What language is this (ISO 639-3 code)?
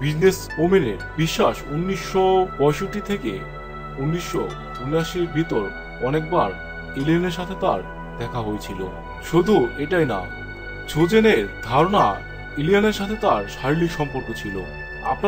kor